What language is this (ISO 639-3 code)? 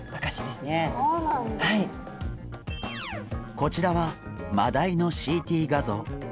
jpn